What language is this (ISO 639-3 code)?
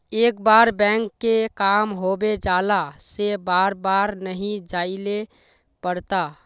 mag